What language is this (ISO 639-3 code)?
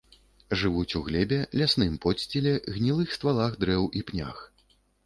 bel